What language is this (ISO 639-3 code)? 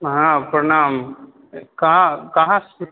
mai